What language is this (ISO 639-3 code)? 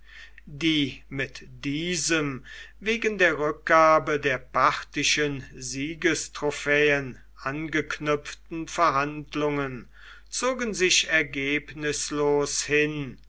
deu